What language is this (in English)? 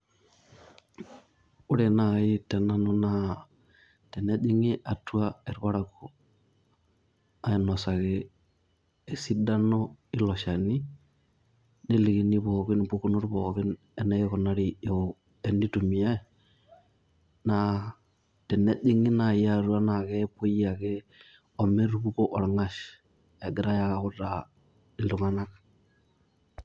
Masai